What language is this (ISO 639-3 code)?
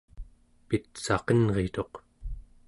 esu